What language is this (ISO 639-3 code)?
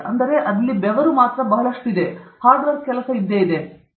kan